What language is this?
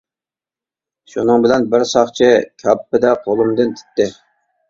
Uyghur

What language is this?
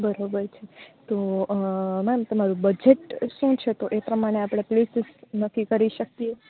Gujarati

